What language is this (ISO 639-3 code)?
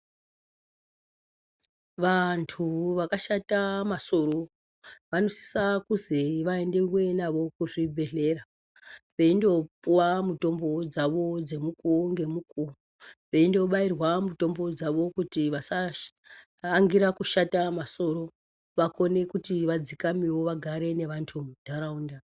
ndc